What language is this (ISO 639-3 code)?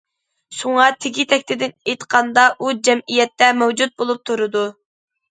uig